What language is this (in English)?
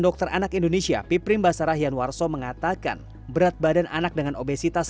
Indonesian